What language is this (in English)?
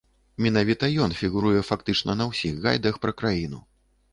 Belarusian